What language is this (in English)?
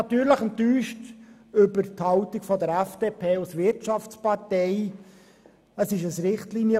Swiss German